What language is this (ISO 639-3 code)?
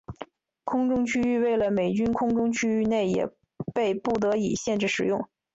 zho